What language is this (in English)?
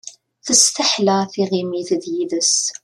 Kabyle